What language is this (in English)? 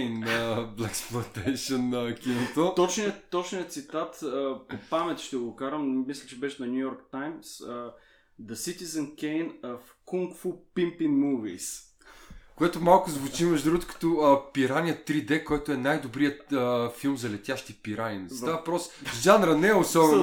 Bulgarian